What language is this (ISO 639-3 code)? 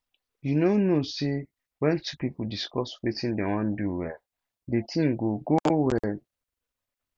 pcm